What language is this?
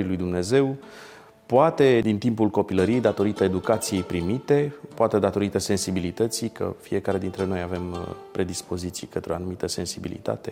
Romanian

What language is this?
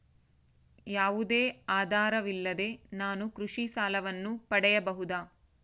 Kannada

